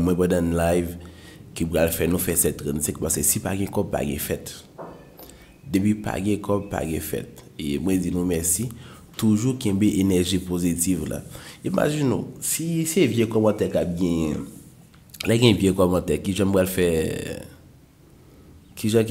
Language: French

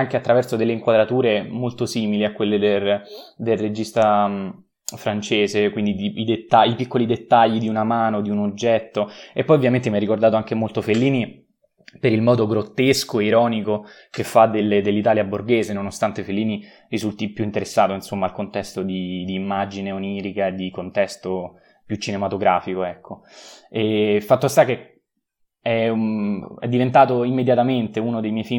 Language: Italian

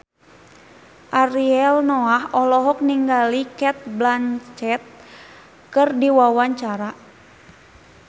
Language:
Sundanese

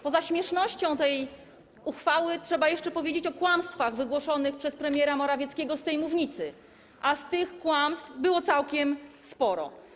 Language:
Polish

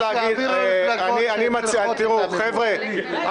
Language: Hebrew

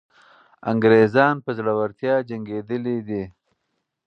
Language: Pashto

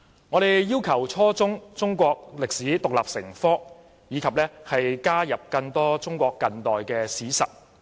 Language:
Cantonese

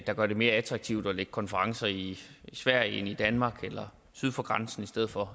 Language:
Danish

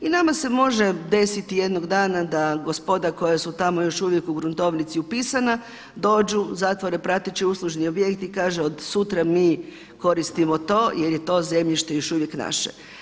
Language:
Croatian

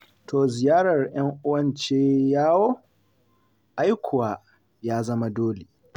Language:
Hausa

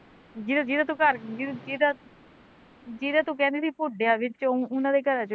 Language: Punjabi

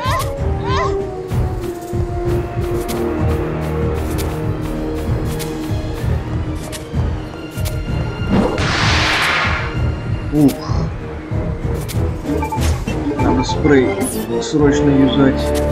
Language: Russian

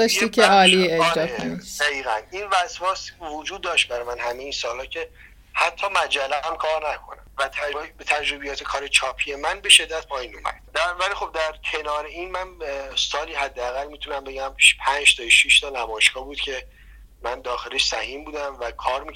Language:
Persian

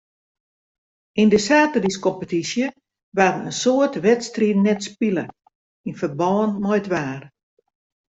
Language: Western Frisian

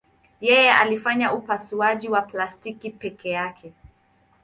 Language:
Swahili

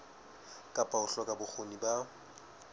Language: Southern Sotho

